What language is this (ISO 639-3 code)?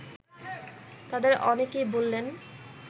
ben